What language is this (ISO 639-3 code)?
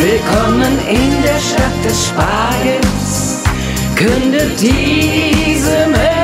deu